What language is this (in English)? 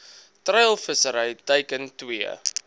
Afrikaans